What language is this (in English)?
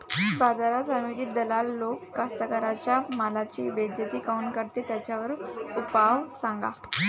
Marathi